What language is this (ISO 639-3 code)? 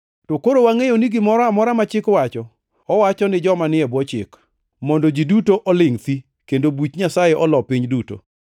luo